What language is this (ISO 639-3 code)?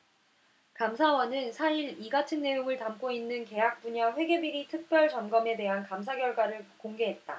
kor